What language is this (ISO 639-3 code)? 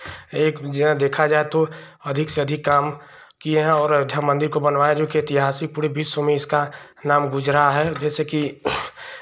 hin